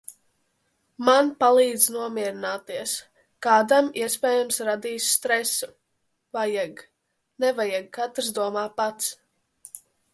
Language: Latvian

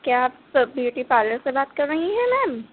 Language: Urdu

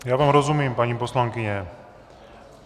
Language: Czech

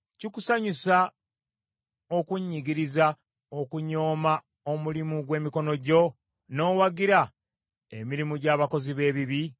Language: Ganda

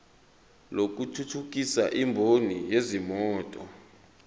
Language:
Zulu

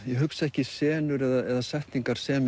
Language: Icelandic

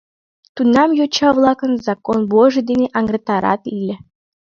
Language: Mari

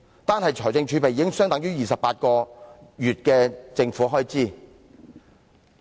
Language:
Cantonese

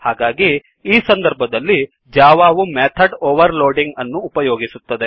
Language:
Kannada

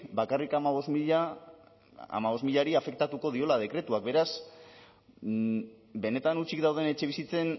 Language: Basque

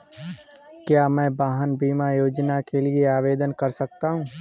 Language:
Hindi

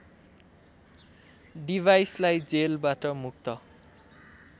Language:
Nepali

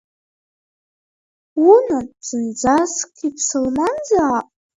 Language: Abkhazian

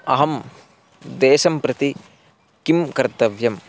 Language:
Sanskrit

